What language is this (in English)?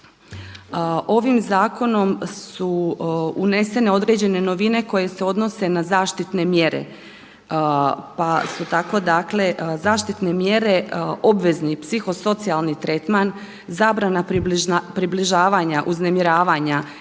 Croatian